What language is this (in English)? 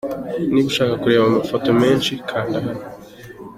Kinyarwanda